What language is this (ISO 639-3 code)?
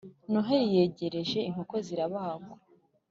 kin